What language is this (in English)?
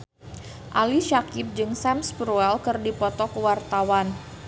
Sundanese